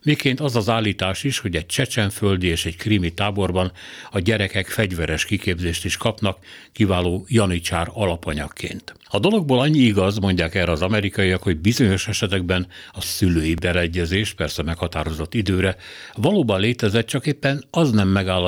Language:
Hungarian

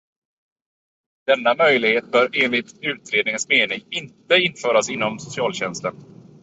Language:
Swedish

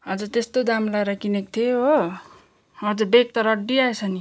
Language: Nepali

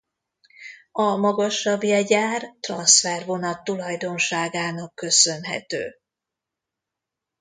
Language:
Hungarian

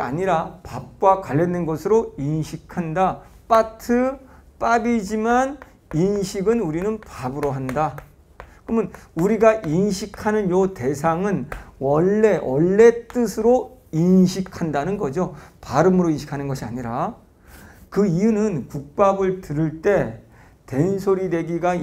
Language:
Korean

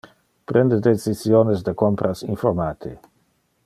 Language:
Interlingua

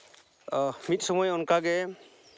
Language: Santali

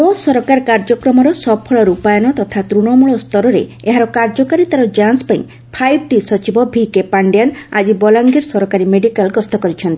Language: Odia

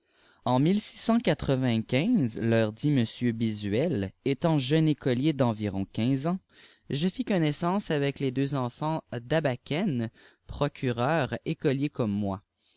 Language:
French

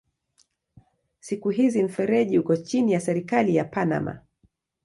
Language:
Swahili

